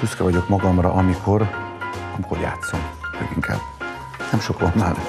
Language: Hungarian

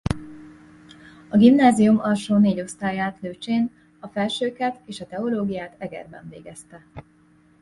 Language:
Hungarian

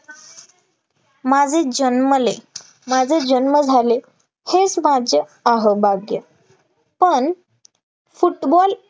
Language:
Marathi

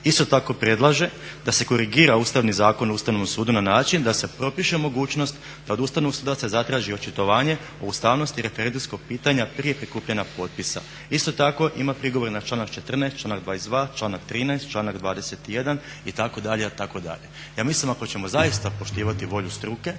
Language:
Croatian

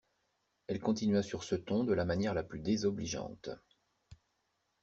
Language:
French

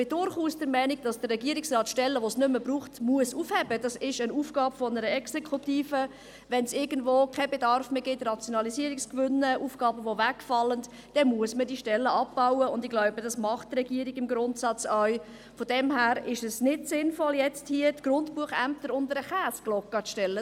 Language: Swiss German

